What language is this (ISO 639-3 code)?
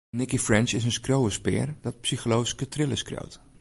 fry